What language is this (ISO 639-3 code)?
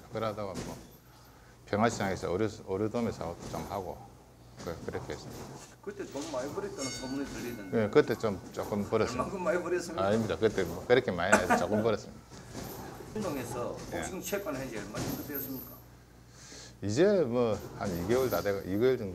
kor